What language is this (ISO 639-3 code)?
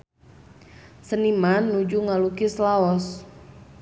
sun